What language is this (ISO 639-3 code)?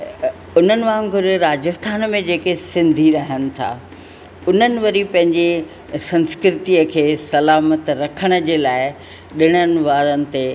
snd